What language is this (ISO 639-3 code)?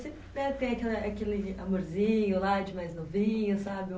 por